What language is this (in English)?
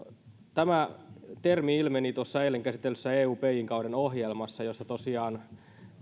Finnish